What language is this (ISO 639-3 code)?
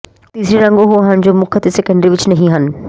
pan